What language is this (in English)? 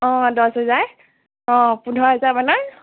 Assamese